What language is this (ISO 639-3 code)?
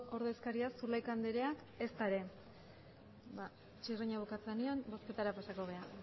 eus